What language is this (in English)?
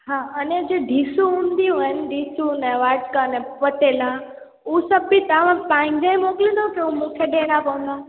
Sindhi